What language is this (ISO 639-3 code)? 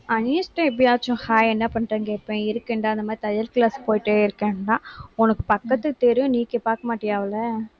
tam